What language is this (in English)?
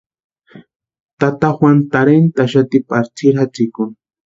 Western Highland Purepecha